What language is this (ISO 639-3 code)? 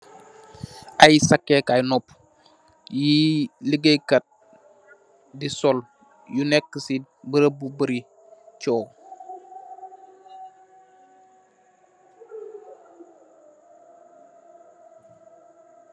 wol